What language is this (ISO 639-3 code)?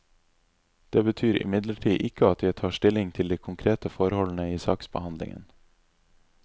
nor